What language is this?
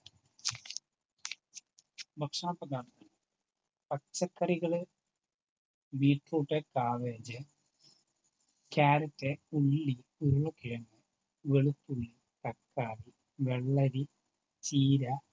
Malayalam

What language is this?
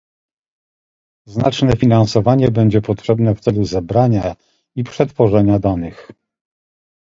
Polish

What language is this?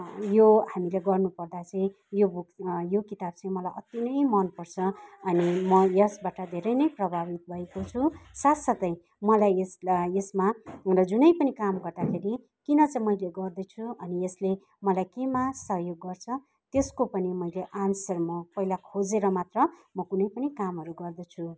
Nepali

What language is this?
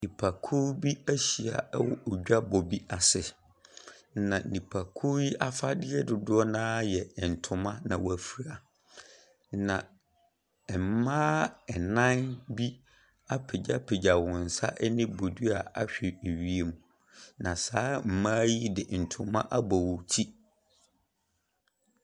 Akan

